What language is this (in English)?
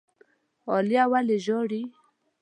Pashto